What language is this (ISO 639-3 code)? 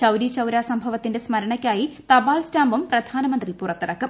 mal